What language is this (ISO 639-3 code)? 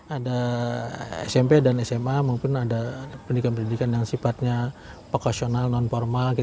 ind